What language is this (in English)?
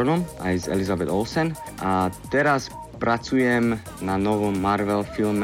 Slovak